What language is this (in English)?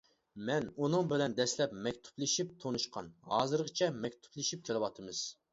Uyghur